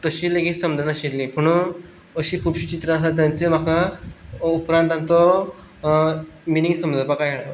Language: Konkani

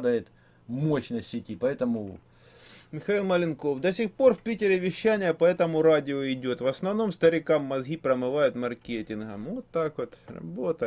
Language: Russian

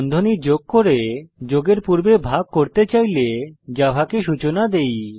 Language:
Bangla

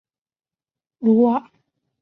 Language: Chinese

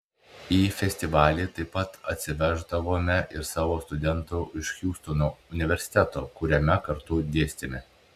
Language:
Lithuanian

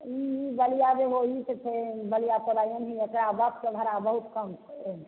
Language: Maithili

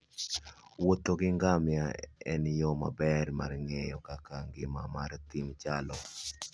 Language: Luo (Kenya and Tanzania)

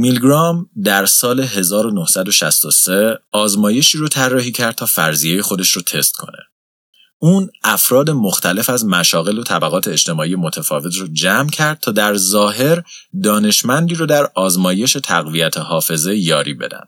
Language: Persian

